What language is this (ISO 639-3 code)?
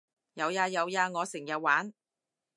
yue